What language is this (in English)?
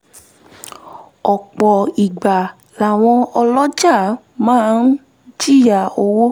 Yoruba